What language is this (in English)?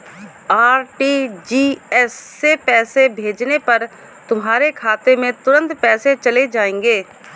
Hindi